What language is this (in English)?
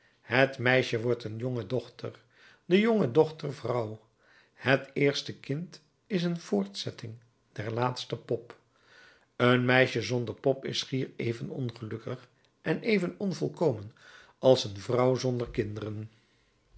Dutch